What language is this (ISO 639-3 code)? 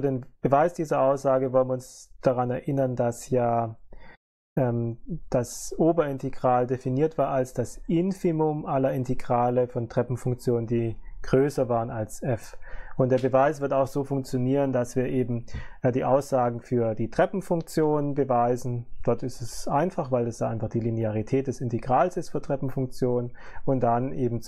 deu